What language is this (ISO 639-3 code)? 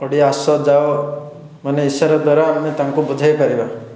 ori